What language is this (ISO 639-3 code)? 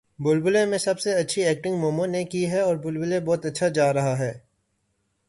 urd